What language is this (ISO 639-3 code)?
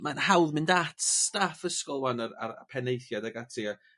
cym